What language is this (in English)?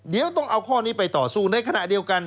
Thai